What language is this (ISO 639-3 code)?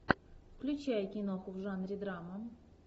rus